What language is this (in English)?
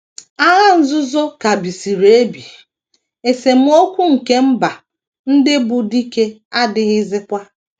Igbo